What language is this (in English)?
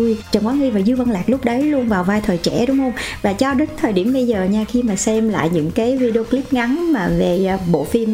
Vietnamese